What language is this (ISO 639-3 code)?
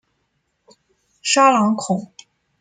zho